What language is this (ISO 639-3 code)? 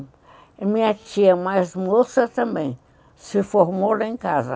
por